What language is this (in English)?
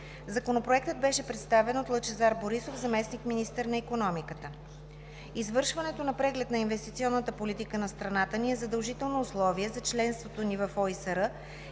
Bulgarian